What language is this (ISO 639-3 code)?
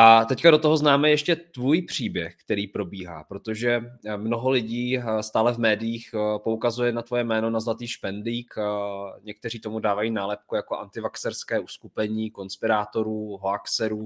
ces